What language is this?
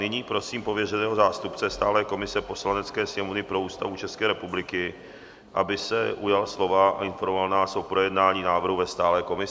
Czech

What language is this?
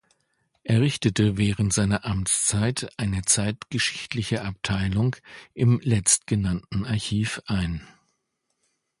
German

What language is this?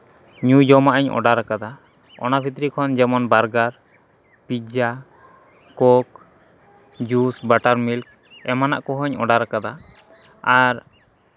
Santali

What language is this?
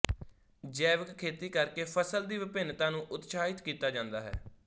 Punjabi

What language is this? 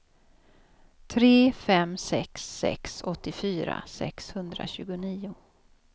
Swedish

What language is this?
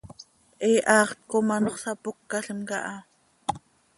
Seri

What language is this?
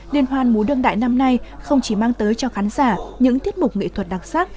Vietnamese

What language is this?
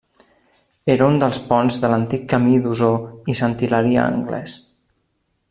Catalan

